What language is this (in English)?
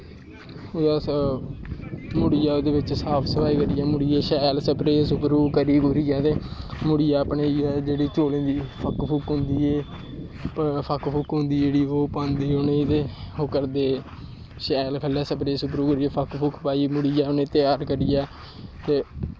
Dogri